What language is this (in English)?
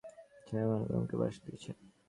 Bangla